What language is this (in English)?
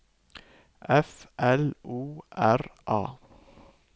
Norwegian